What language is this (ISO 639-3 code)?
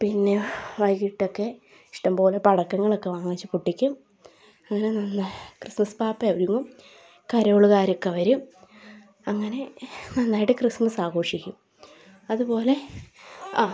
mal